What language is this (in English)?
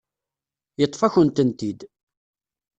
Kabyle